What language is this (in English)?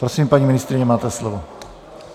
Czech